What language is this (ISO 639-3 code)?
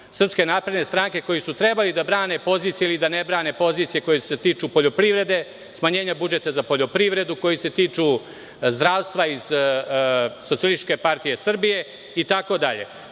srp